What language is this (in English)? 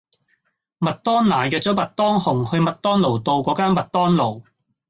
Cantonese